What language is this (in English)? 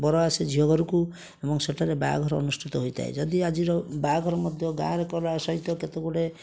Odia